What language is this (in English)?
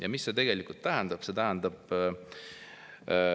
Estonian